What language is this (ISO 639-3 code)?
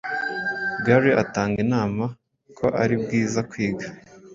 kin